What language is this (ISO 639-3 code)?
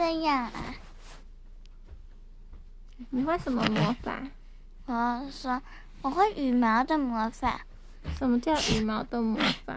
zho